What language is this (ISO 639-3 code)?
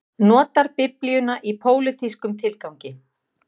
isl